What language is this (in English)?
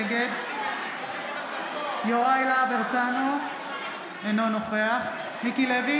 Hebrew